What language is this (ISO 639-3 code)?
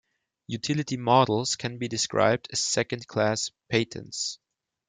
eng